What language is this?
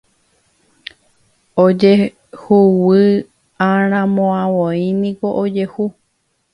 Guarani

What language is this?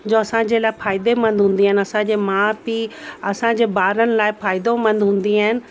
Sindhi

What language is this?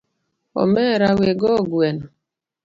Luo (Kenya and Tanzania)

